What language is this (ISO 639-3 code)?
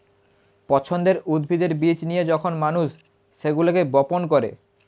ben